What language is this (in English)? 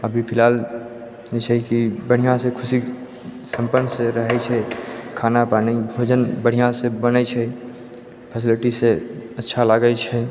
Maithili